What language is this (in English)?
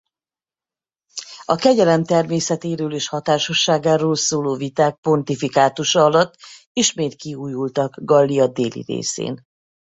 Hungarian